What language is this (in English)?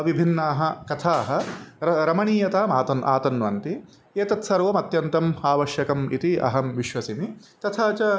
Sanskrit